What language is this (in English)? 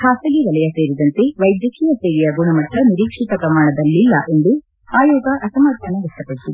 Kannada